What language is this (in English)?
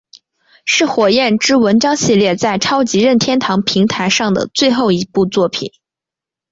Chinese